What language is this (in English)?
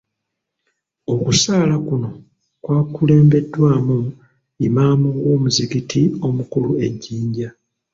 Ganda